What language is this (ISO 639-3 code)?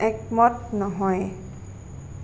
asm